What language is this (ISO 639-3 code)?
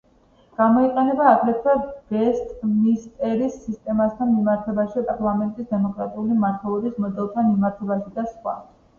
kat